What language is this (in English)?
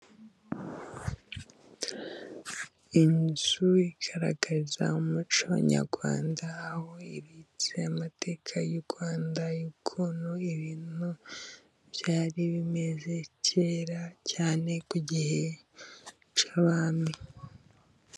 Kinyarwanda